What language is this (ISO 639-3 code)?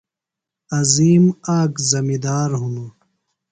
phl